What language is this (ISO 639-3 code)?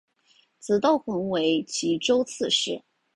zho